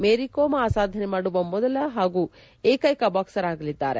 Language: Kannada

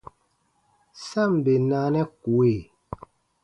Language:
Baatonum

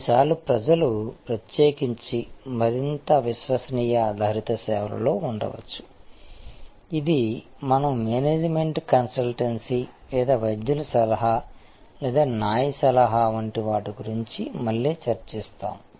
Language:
Telugu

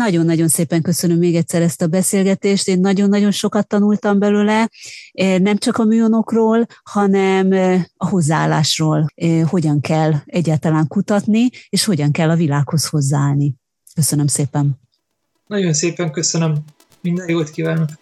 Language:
Hungarian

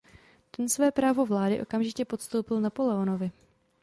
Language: Czech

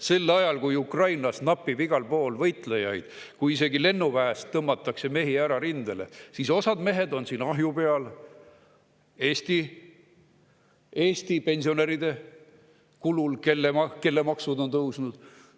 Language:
Estonian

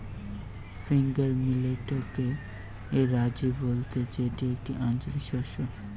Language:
Bangla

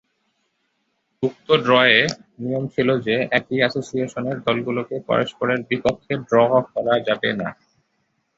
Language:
Bangla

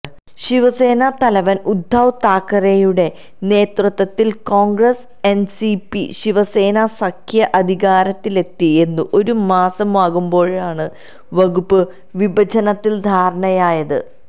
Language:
Malayalam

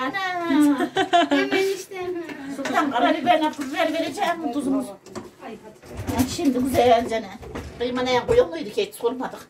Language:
Turkish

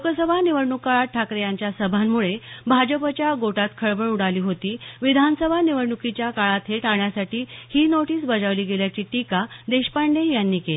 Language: Marathi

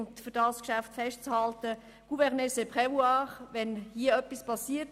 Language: Swiss German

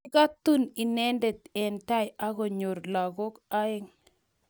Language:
Kalenjin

